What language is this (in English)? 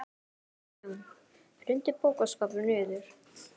Icelandic